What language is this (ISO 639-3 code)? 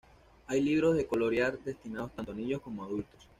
spa